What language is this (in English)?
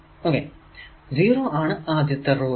Malayalam